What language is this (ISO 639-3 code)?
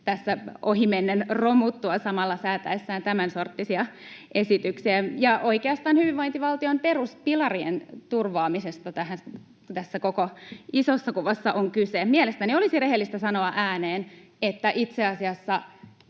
fin